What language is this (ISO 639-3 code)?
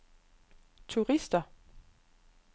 dan